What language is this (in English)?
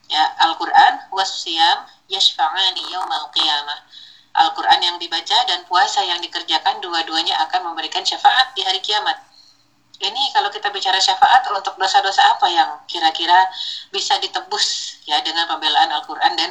Indonesian